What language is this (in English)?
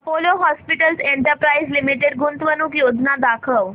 Marathi